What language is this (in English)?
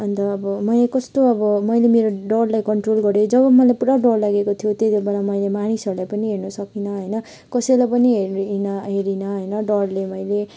Nepali